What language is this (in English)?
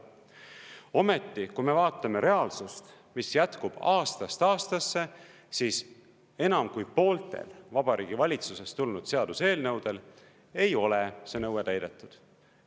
Estonian